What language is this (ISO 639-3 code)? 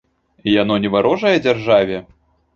bel